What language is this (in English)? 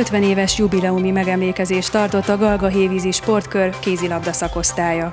Hungarian